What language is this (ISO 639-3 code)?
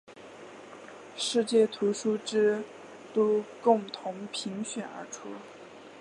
zho